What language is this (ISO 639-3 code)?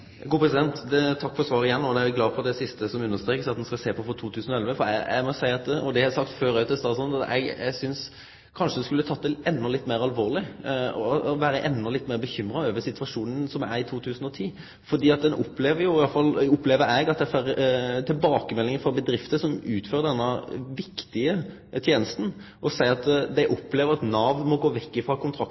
nno